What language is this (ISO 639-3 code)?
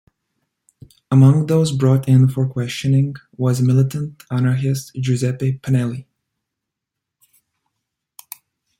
eng